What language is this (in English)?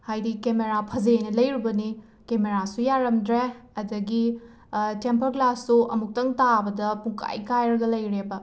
Manipuri